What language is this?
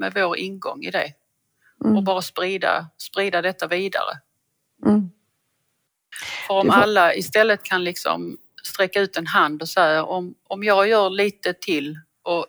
Swedish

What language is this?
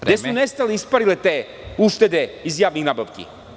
Serbian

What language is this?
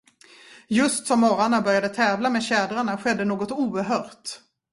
Swedish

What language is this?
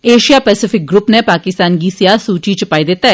Dogri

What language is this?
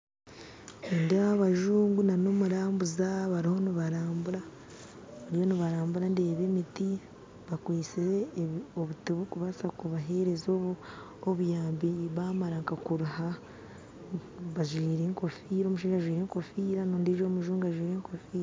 Nyankole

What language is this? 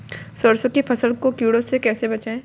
Hindi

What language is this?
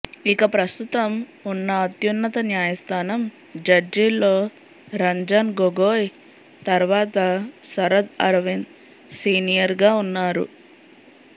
Telugu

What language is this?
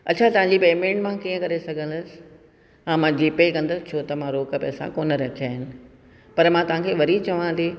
Sindhi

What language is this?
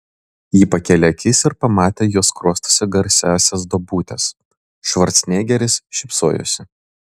Lithuanian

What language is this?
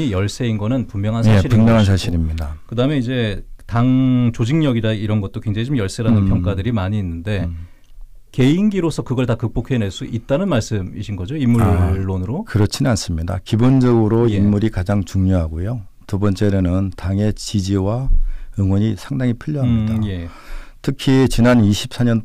Korean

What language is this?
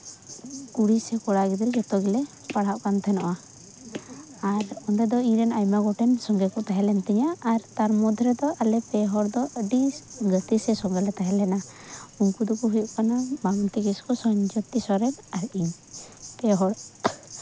Santali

